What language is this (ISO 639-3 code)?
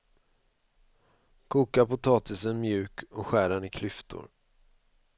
swe